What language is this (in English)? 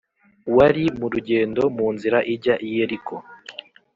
Kinyarwanda